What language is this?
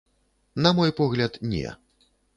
Belarusian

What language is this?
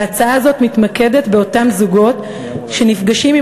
Hebrew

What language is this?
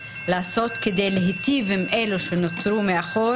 Hebrew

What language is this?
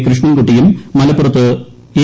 Malayalam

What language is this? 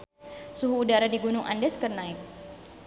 Sundanese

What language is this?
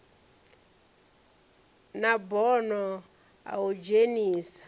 Venda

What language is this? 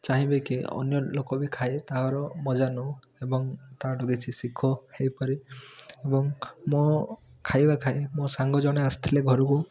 Odia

